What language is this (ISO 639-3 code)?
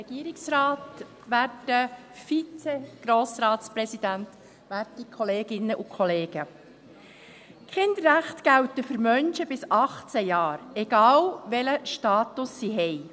gsw